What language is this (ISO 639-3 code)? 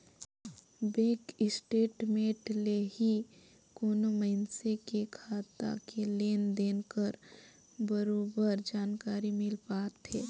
hne